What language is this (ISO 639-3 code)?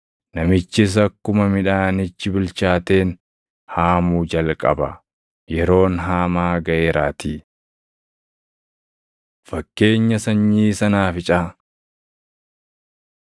orm